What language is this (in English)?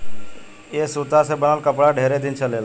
Bhojpuri